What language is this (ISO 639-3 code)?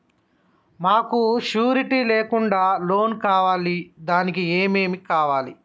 tel